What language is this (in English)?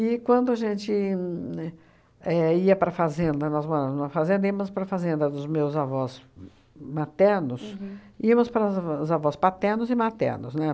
Portuguese